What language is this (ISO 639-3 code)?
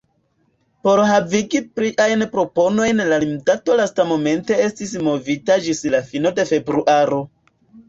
epo